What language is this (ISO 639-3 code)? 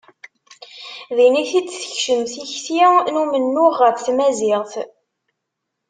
kab